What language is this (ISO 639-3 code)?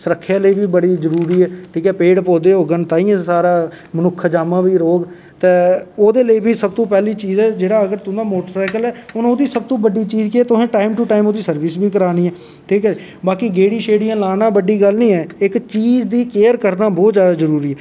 doi